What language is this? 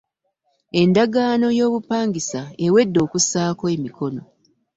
Ganda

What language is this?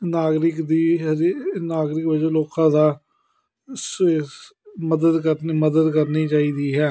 Punjabi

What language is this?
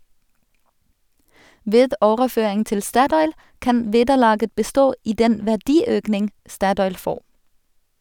Norwegian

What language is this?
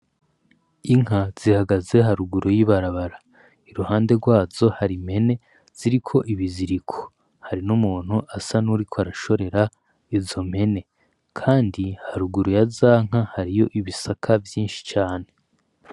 Rundi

